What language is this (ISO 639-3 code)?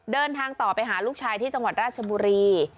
tha